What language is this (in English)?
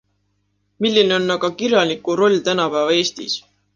Estonian